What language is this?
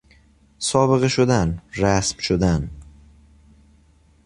Persian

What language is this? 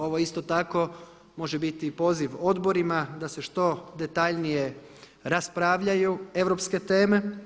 Croatian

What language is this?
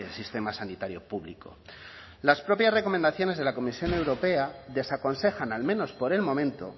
Spanish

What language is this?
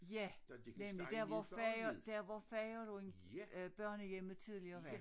Danish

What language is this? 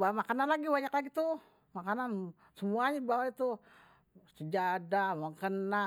Betawi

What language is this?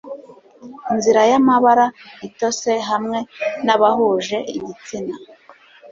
Kinyarwanda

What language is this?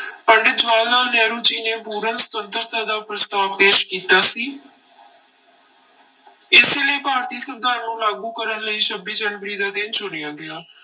Punjabi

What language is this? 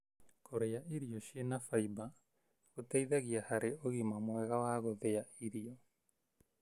Kikuyu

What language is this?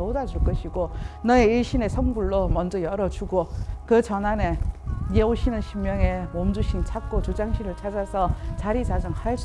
Korean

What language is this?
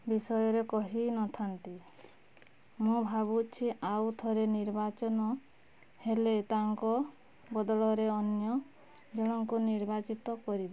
Odia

